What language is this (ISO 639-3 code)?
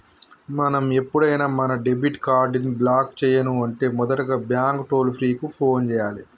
tel